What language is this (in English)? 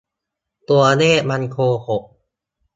Thai